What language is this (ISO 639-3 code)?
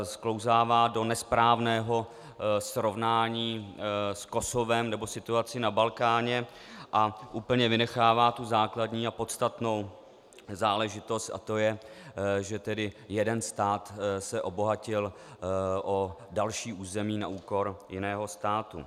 ces